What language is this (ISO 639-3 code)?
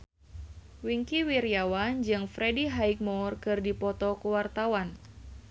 sun